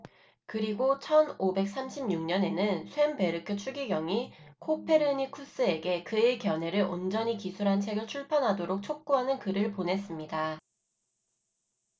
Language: Korean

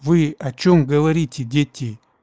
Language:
Russian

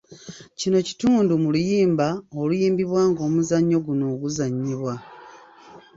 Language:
Ganda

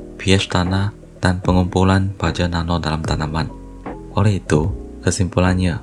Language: Malay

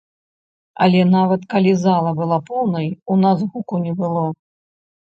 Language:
Belarusian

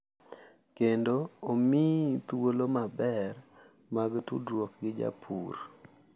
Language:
Luo (Kenya and Tanzania)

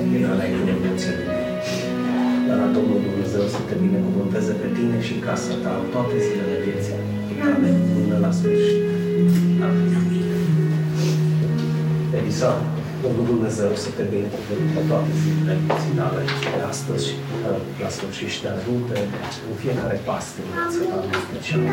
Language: Romanian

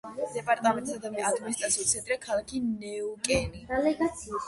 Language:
Georgian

